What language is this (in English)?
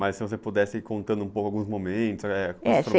Portuguese